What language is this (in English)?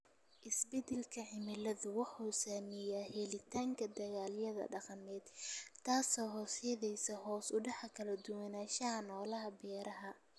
Somali